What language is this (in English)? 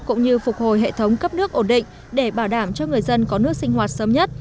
Vietnamese